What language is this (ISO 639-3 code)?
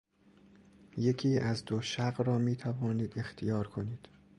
fas